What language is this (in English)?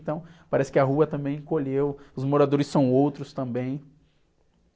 Portuguese